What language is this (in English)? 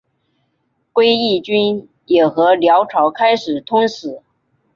Chinese